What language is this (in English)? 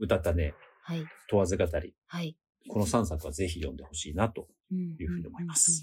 Japanese